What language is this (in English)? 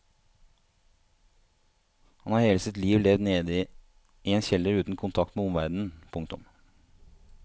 Norwegian